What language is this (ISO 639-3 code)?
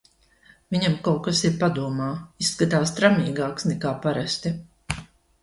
lav